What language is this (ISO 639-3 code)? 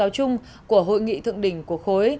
vie